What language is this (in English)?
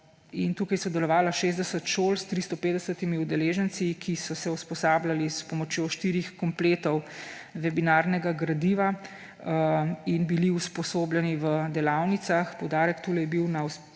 Slovenian